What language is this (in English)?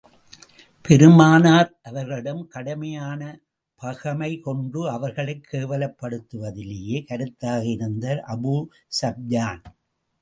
Tamil